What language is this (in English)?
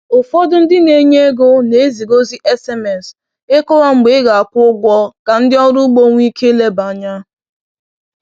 Igbo